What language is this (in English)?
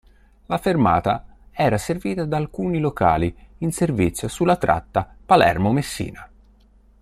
Italian